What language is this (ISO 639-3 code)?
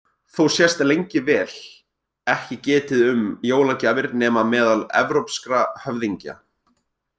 isl